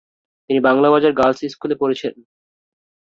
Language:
Bangla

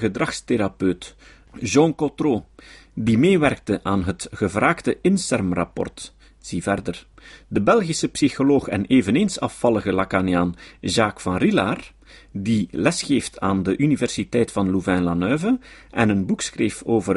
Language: Dutch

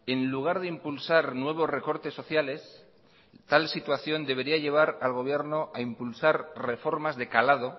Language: Spanish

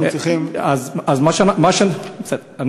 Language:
Hebrew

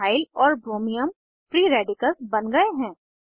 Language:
Hindi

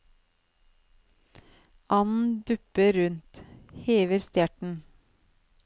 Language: Norwegian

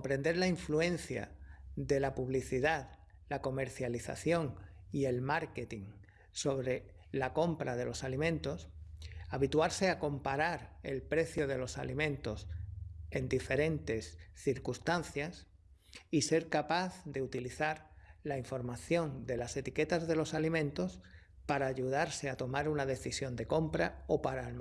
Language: Spanish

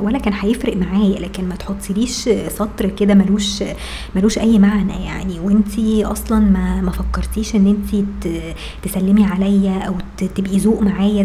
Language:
Arabic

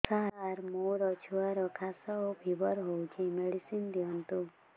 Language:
Odia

